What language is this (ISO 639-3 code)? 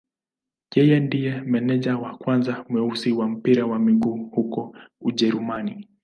swa